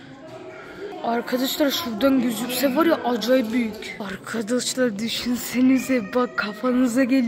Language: Turkish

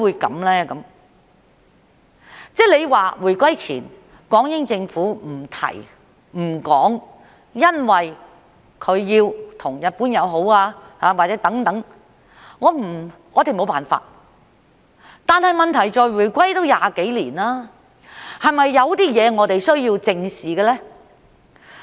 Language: Cantonese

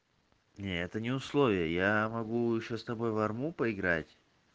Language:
Russian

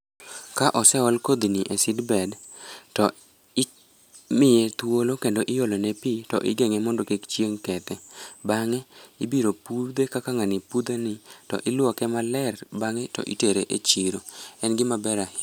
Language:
Luo (Kenya and Tanzania)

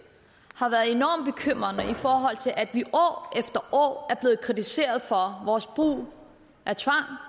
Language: Danish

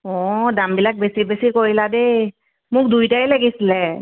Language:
Assamese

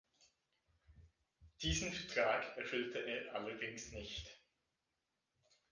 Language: German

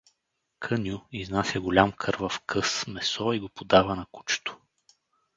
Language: Bulgarian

